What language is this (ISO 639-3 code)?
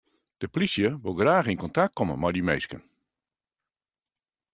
fry